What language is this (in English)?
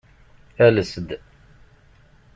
Kabyle